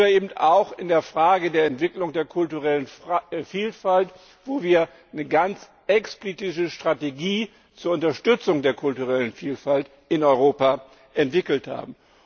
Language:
German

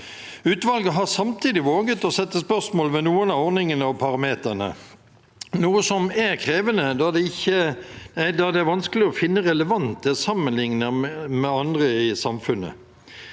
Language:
Norwegian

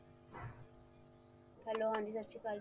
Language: Punjabi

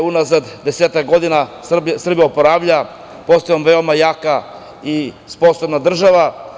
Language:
Serbian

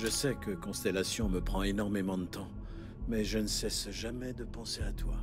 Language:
French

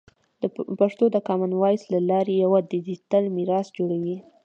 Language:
Pashto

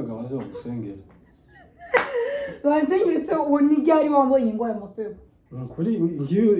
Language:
Romanian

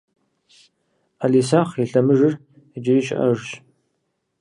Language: Kabardian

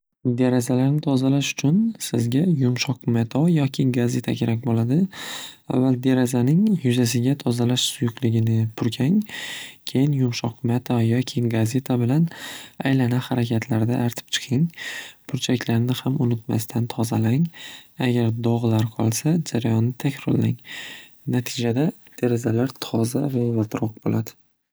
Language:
Uzbek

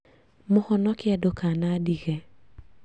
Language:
Kikuyu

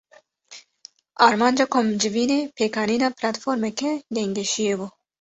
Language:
Kurdish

